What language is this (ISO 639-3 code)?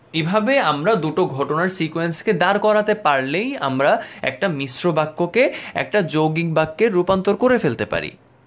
ben